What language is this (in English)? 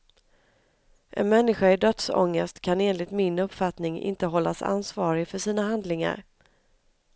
Swedish